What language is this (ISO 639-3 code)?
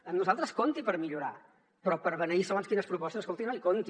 cat